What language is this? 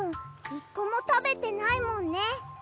Japanese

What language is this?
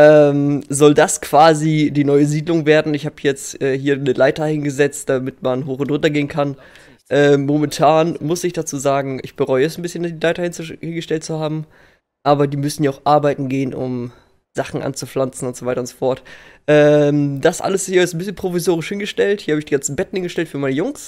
German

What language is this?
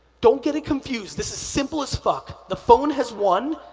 English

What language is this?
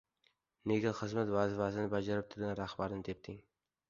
Uzbek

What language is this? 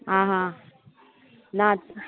Konkani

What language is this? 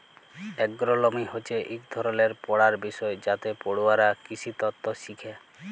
Bangla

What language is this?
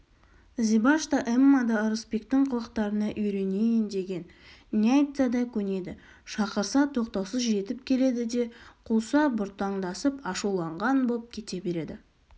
Kazakh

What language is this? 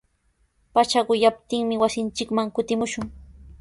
Sihuas Ancash Quechua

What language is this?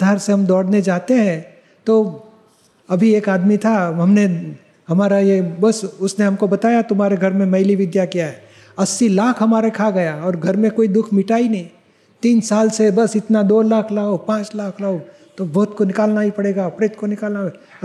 Gujarati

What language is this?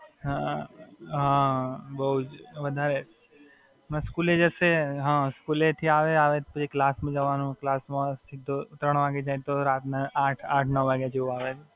Gujarati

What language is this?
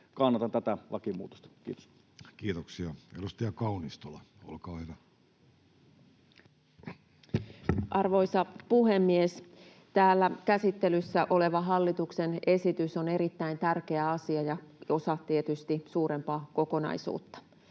Finnish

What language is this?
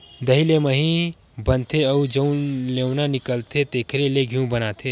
Chhattisgarhi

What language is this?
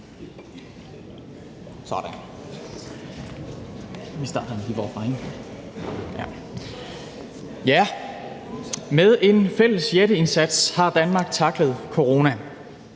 Danish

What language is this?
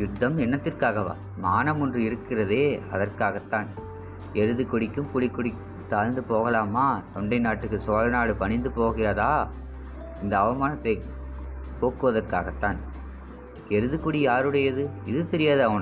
Tamil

